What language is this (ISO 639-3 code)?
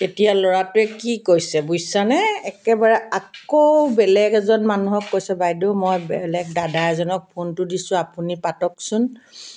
asm